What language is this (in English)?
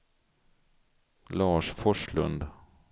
Swedish